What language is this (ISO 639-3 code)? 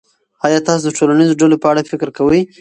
pus